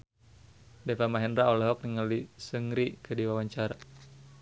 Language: Sundanese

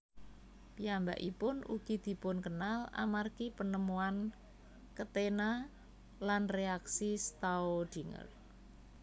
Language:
Javanese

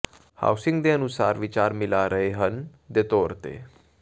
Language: Punjabi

